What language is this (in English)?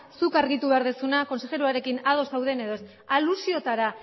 Basque